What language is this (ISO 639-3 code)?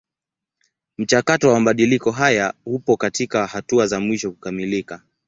swa